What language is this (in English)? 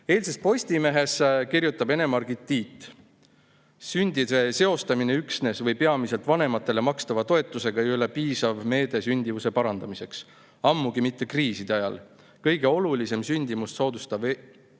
Estonian